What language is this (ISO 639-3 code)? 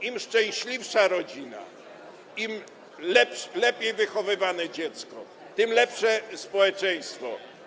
pol